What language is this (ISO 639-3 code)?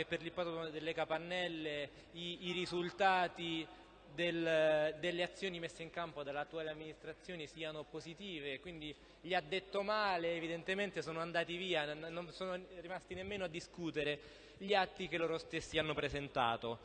ita